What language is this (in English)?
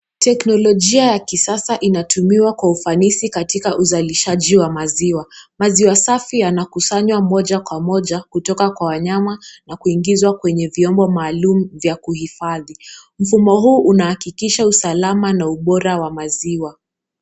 Swahili